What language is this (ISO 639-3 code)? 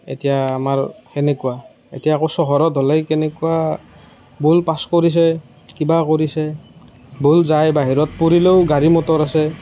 asm